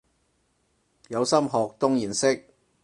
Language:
Cantonese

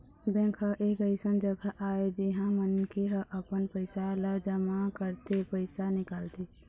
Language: Chhattisgarhi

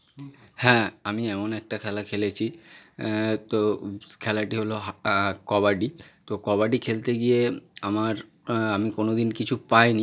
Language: Bangla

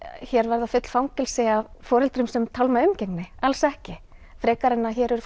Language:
Icelandic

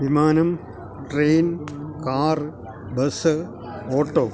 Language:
Malayalam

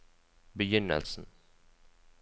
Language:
Norwegian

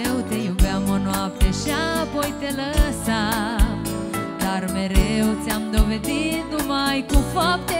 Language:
Romanian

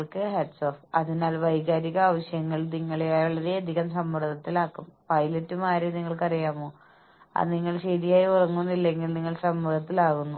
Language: Malayalam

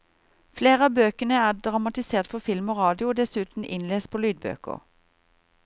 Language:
Norwegian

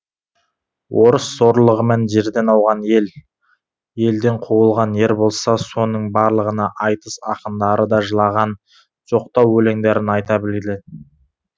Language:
Kazakh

